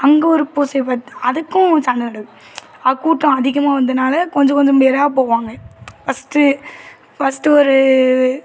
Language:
Tamil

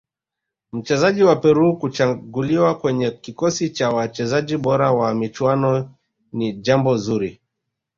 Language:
Swahili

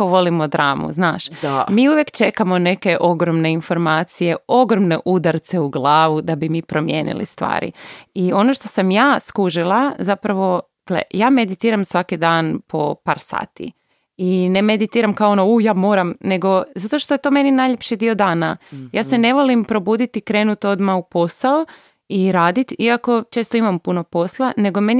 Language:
Croatian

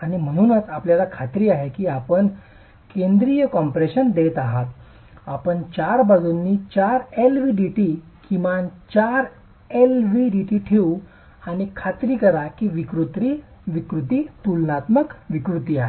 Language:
Marathi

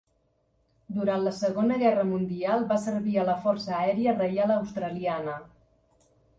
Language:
Catalan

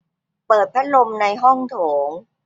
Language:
Thai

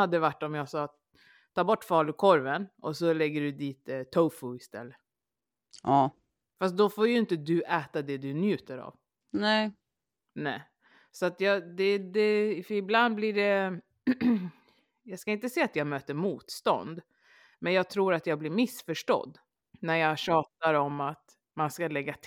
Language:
Swedish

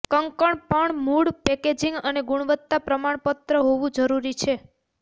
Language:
Gujarati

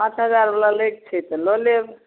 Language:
Maithili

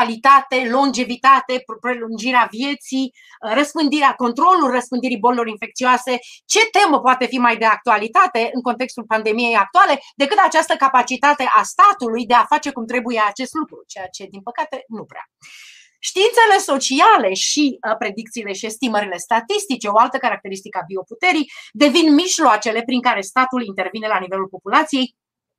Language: Romanian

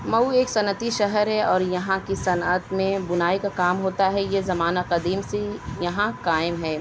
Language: Urdu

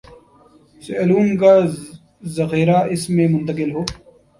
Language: Urdu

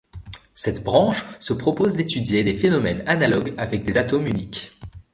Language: French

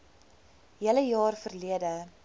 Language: Afrikaans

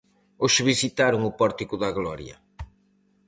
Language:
Galician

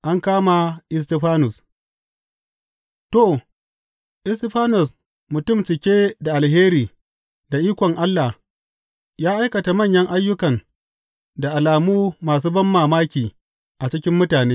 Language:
Hausa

